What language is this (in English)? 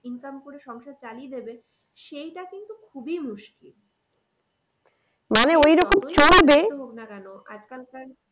Bangla